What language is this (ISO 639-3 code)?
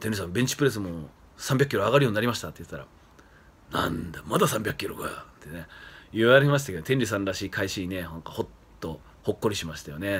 jpn